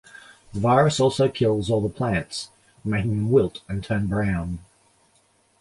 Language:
English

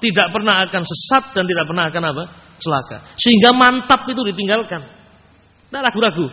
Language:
Indonesian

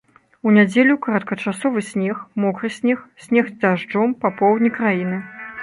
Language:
Belarusian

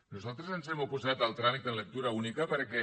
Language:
Catalan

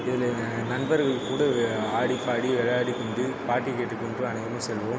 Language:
Tamil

